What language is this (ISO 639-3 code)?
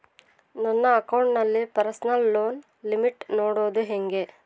kan